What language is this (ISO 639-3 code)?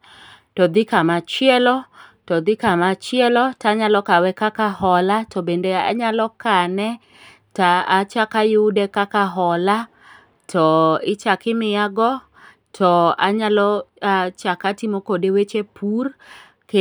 luo